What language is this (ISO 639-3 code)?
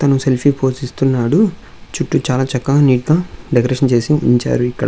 tel